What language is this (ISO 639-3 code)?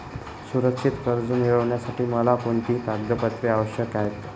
mar